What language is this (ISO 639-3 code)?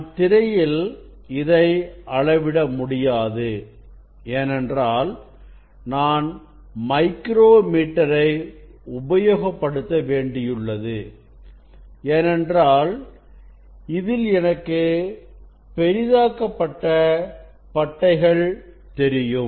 tam